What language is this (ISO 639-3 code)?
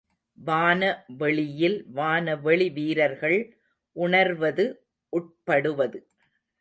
tam